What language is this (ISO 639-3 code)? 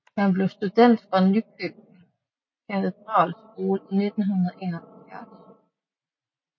dan